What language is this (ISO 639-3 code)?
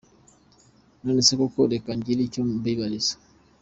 kin